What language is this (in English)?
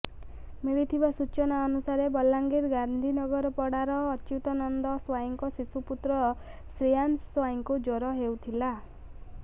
Odia